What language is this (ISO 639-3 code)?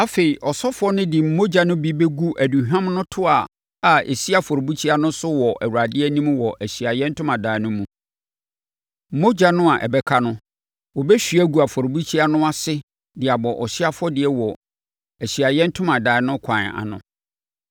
aka